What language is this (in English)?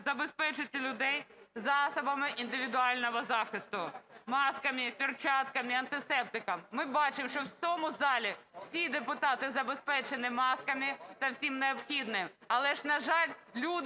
Ukrainian